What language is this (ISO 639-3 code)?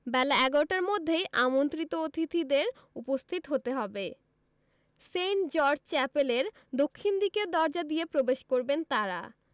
ben